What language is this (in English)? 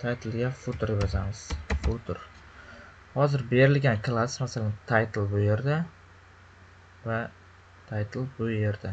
Turkish